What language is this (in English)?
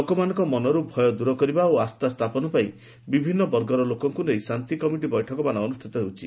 Odia